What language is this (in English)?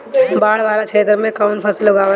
Bhojpuri